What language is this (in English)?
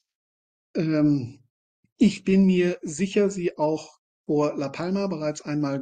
German